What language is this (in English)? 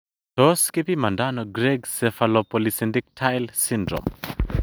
Kalenjin